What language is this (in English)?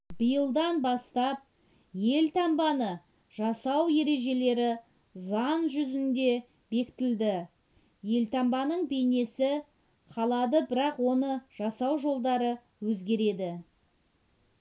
Kazakh